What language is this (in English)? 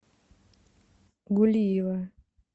Russian